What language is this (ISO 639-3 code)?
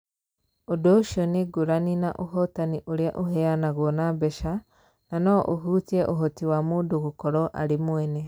kik